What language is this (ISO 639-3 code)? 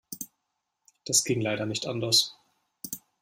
deu